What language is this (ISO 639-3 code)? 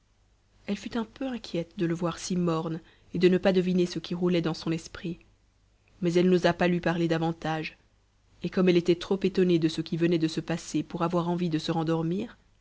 fra